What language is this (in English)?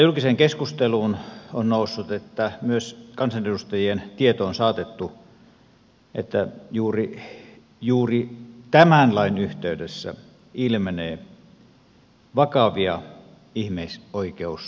Finnish